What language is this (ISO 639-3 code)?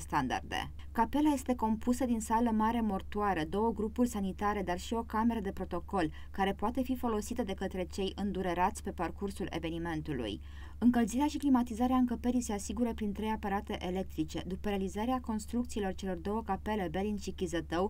ron